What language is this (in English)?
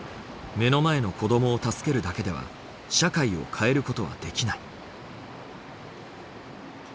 Japanese